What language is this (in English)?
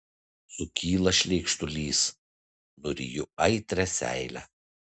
Lithuanian